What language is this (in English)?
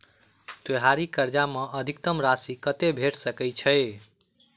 Maithili